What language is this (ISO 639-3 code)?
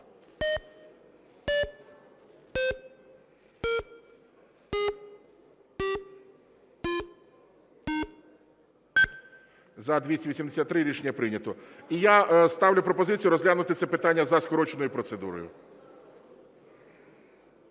ukr